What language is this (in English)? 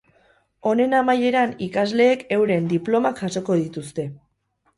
Basque